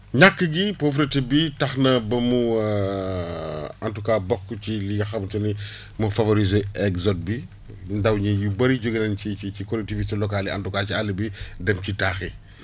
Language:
Wolof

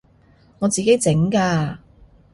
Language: Cantonese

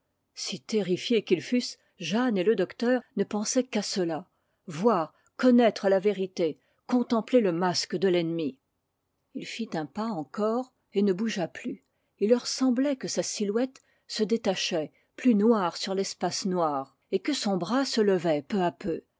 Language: French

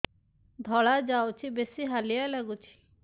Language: Odia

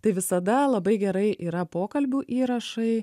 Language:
Lithuanian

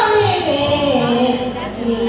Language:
Kannada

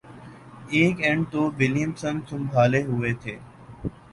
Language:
Urdu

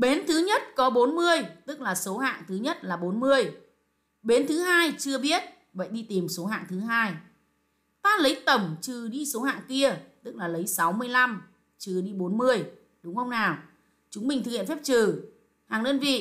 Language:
Vietnamese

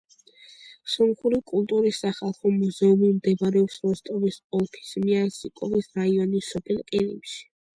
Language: Georgian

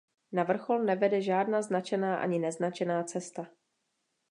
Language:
Czech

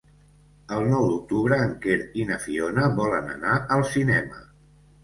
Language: Catalan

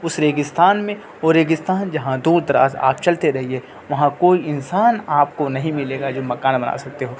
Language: Urdu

